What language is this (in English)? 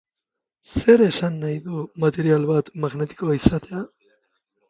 Basque